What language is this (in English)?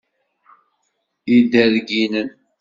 Kabyle